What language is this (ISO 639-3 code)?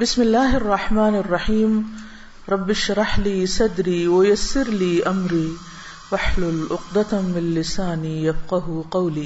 urd